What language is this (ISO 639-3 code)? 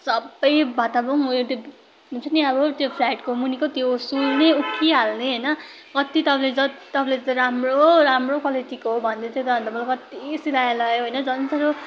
nep